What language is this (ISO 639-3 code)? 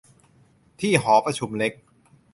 tha